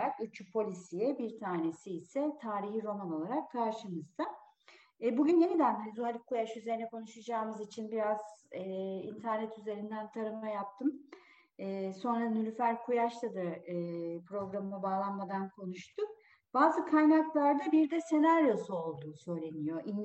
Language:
Turkish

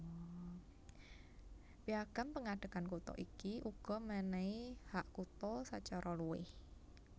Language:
Javanese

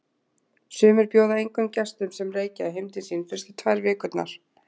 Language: Icelandic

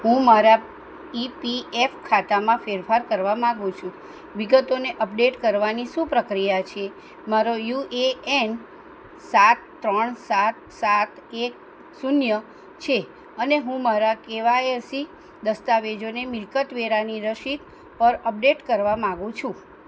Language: Gujarati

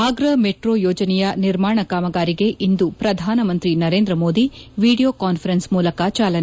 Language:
Kannada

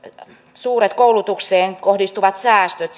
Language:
Finnish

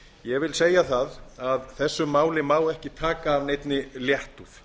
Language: Icelandic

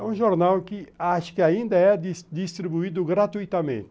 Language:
Portuguese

